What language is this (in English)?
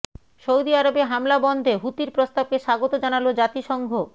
Bangla